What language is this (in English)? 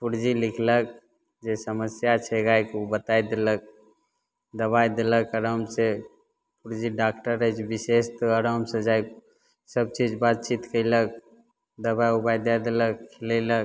Maithili